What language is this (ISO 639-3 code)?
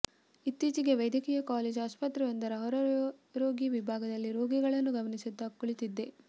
kan